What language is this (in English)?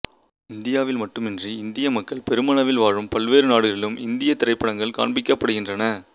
Tamil